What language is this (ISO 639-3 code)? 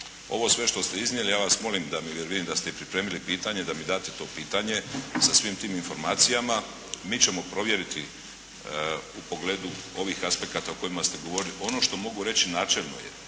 hrv